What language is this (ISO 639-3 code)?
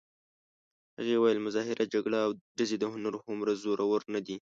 pus